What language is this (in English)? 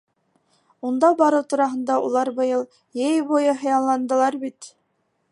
Bashkir